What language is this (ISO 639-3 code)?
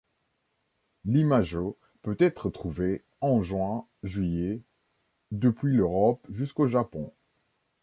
fra